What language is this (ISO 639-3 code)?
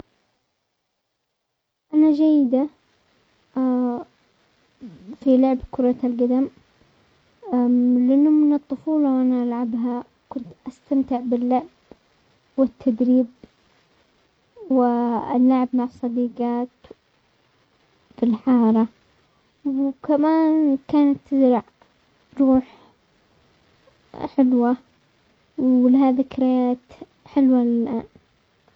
acx